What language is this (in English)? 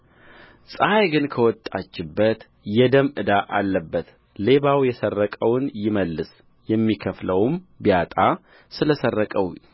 Amharic